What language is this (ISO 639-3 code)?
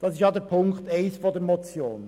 gsw